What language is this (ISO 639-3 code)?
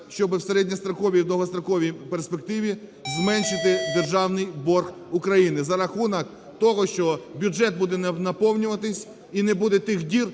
ukr